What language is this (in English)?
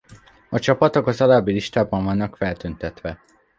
Hungarian